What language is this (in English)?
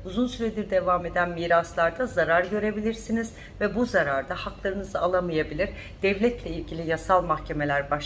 Turkish